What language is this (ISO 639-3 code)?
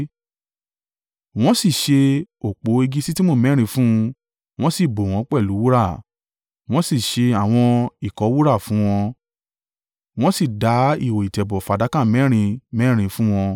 yor